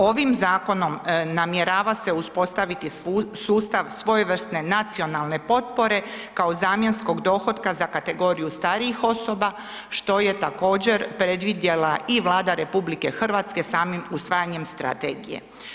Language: Croatian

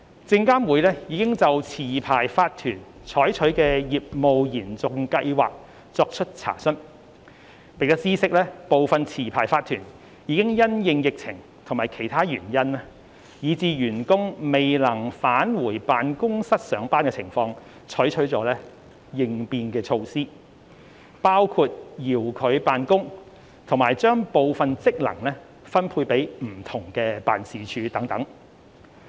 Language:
Cantonese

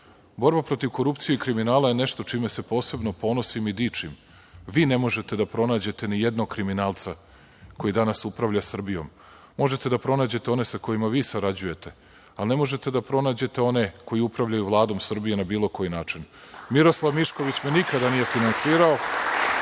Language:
Serbian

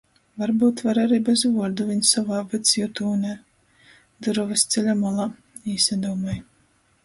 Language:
Latgalian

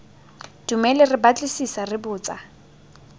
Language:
Tswana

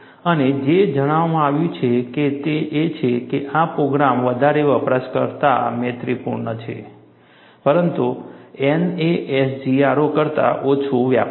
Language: Gujarati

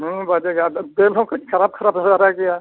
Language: Santali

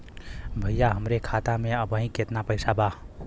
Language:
Bhojpuri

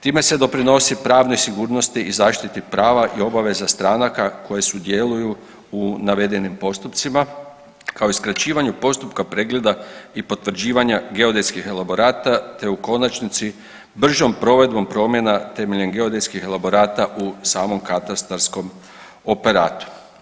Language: Croatian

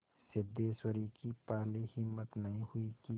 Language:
Hindi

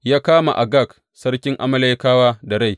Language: Hausa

